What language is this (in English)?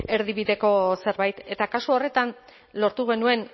Basque